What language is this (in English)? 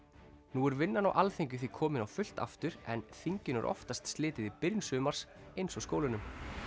Icelandic